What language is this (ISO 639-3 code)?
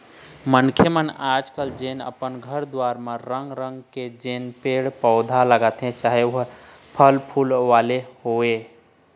hne